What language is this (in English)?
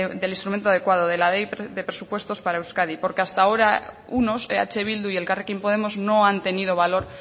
Spanish